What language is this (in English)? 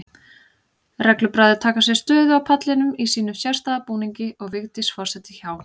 Icelandic